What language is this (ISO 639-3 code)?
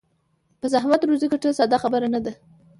pus